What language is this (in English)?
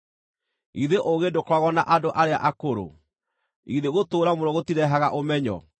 Kikuyu